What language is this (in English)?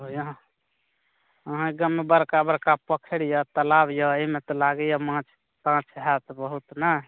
Maithili